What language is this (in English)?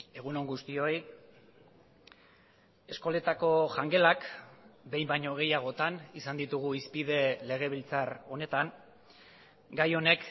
Basque